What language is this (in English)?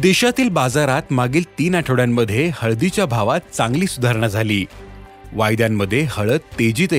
Marathi